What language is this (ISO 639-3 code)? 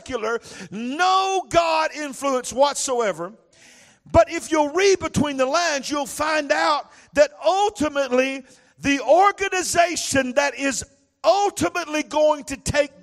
eng